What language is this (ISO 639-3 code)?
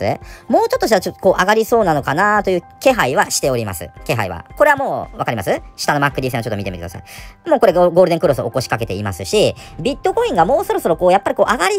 jpn